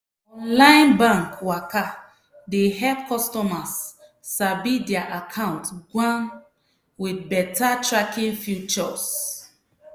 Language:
Nigerian Pidgin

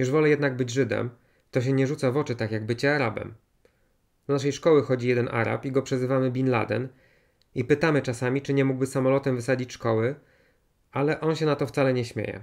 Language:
Polish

